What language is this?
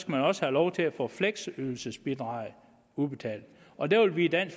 Danish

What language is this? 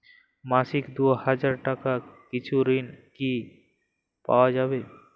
Bangla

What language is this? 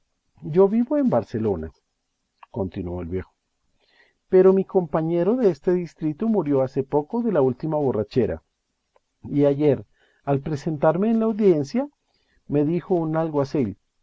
Spanish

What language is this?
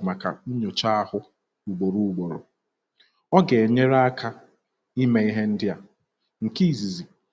Igbo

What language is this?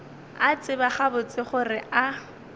Northern Sotho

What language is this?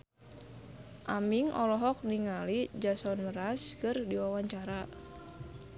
Sundanese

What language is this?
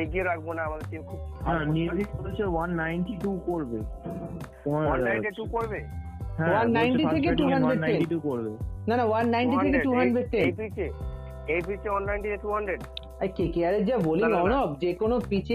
Bangla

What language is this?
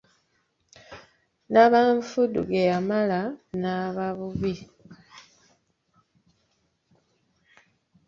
Ganda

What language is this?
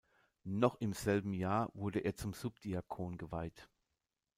German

